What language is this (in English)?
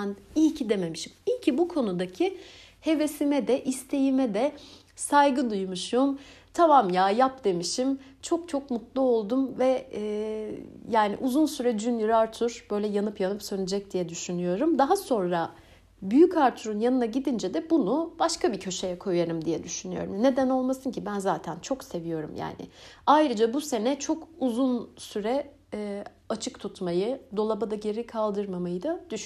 Turkish